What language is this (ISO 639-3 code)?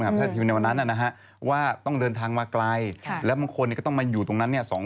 tha